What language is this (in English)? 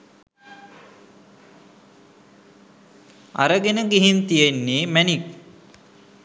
Sinhala